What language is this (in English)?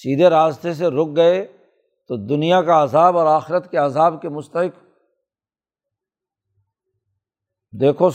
Urdu